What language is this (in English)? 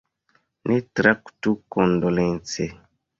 Esperanto